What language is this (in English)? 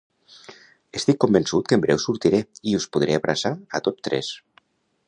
Catalan